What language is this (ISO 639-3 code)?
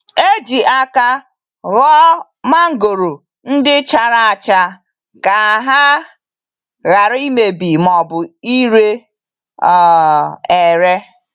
ibo